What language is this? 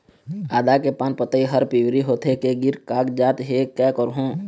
Chhattisgarhi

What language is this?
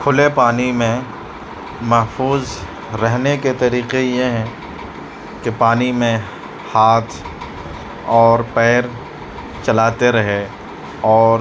Urdu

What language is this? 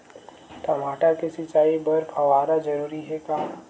Chhattisgarhi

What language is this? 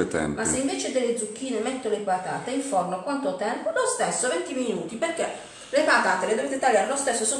Italian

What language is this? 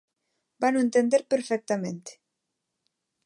Galician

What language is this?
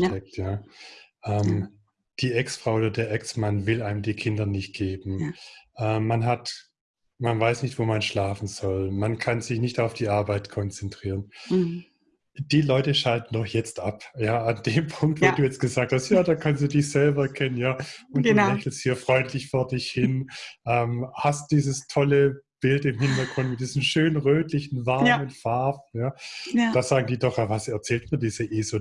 German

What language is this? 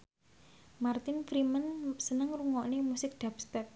Javanese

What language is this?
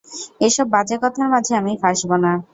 Bangla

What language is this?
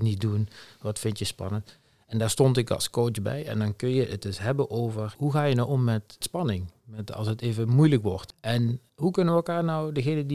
Dutch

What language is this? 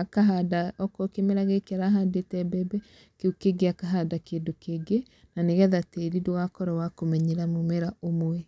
Kikuyu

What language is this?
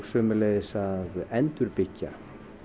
Icelandic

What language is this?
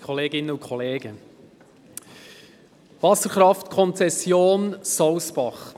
Swiss German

